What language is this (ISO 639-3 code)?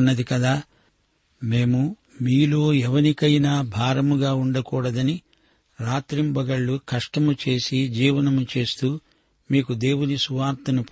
tel